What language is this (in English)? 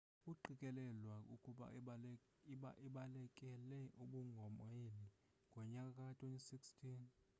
Xhosa